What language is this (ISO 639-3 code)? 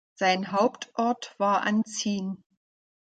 deu